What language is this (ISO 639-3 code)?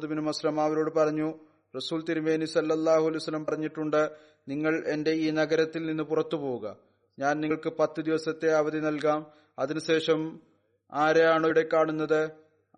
mal